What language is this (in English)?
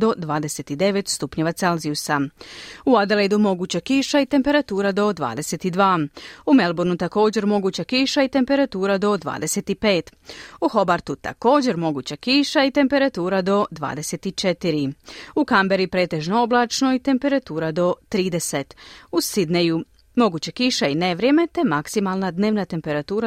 Croatian